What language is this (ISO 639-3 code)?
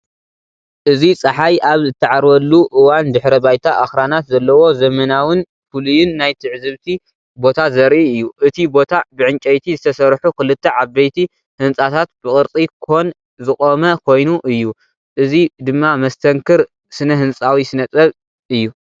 tir